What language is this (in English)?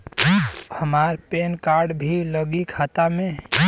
Bhojpuri